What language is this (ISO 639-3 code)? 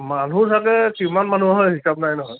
asm